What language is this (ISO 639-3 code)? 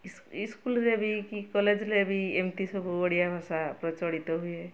ori